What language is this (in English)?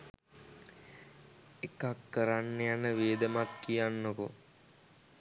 Sinhala